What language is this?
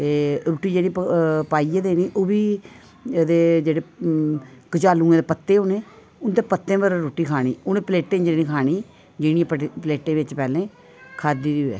Dogri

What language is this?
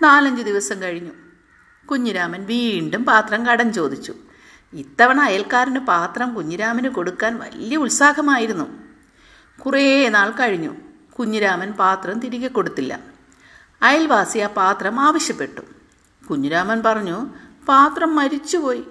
Malayalam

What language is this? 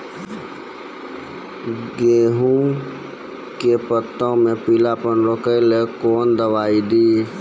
Maithili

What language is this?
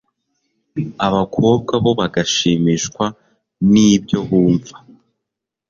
Kinyarwanda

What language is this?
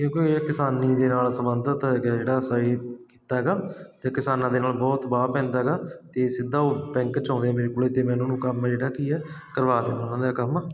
Punjabi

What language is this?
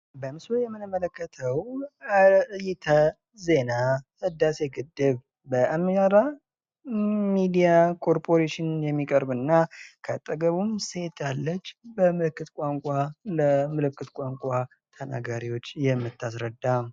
Amharic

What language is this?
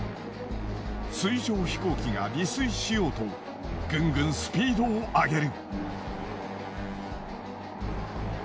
Japanese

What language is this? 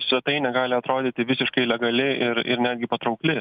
Lithuanian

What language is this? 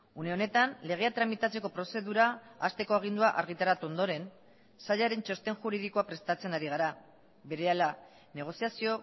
Basque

